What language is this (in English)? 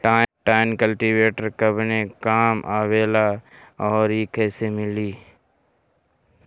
Bhojpuri